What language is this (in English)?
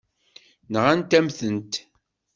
Kabyle